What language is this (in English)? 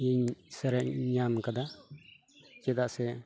Santali